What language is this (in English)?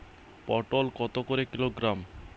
Bangla